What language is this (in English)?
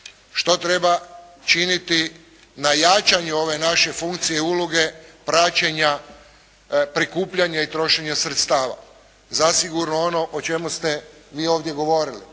Croatian